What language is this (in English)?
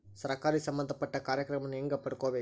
Kannada